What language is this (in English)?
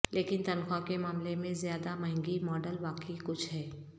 Urdu